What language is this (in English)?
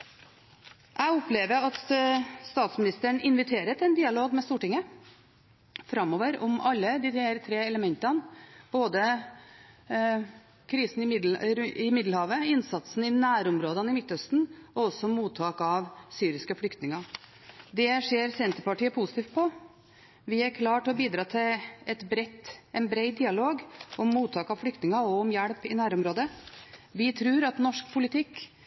Norwegian Bokmål